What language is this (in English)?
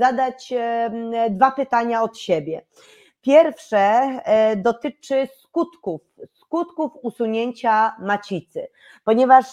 Polish